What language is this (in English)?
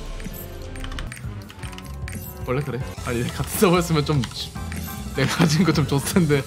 Korean